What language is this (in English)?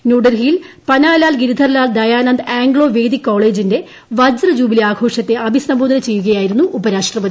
Malayalam